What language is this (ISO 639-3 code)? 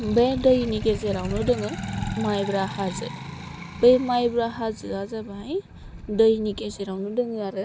brx